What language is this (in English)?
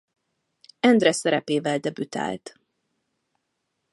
Hungarian